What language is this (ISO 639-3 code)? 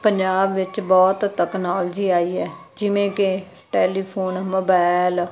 pan